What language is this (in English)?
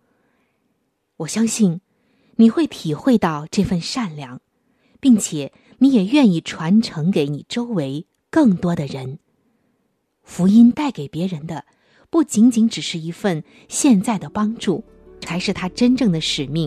Chinese